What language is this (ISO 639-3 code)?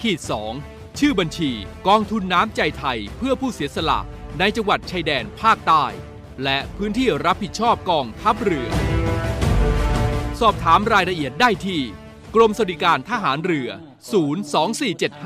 tha